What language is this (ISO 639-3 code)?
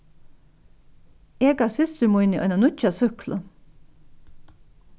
fao